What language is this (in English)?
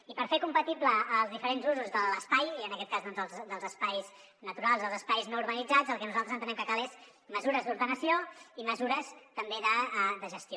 Catalan